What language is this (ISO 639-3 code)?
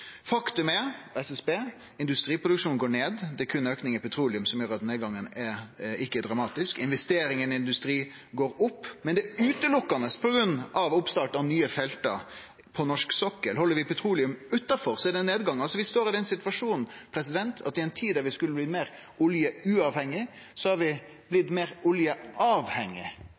nno